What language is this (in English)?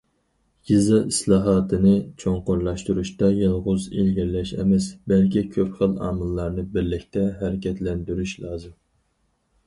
Uyghur